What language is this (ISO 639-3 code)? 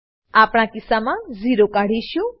guj